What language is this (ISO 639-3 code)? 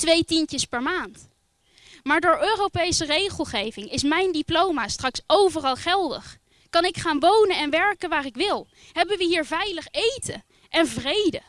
nld